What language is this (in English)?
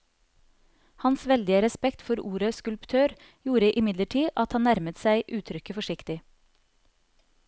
Norwegian